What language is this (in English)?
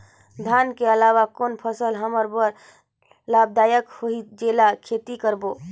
Chhattisgarhi